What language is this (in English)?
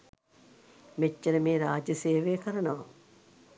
Sinhala